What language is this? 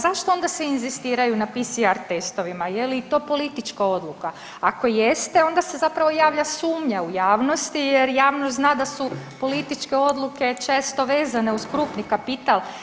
Croatian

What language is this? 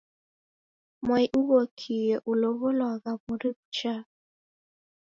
Taita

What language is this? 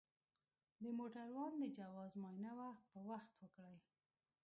Pashto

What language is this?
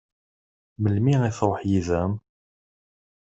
Kabyle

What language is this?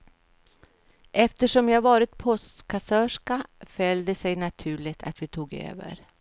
Swedish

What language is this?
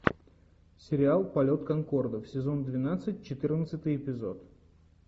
Russian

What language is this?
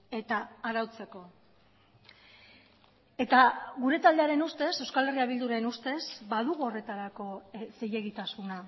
Basque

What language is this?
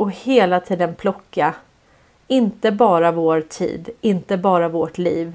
Swedish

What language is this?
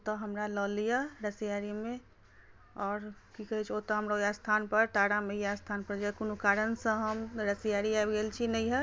Maithili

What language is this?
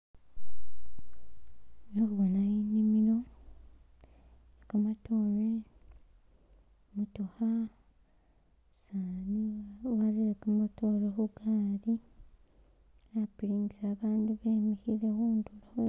Masaaba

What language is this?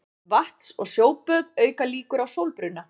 Icelandic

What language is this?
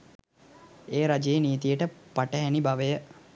Sinhala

